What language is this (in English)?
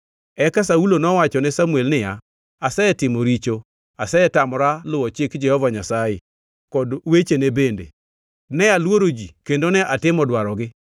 Luo (Kenya and Tanzania)